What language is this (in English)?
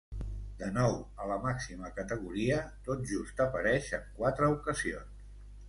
Catalan